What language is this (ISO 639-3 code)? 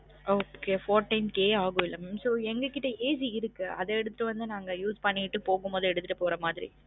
tam